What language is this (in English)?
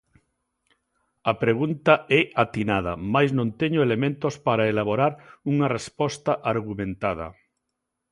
Galician